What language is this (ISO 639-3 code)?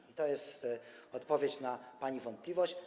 pol